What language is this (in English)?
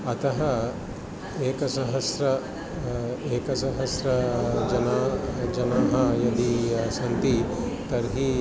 Sanskrit